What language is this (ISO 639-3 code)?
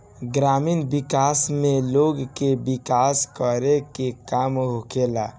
bho